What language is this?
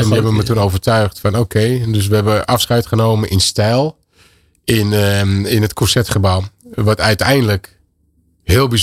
Dutch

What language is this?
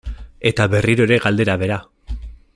Basque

